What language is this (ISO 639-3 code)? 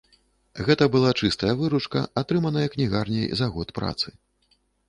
bel